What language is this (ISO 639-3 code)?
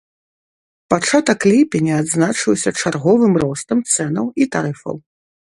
bel